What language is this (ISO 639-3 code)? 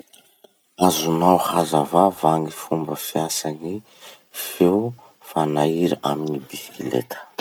msh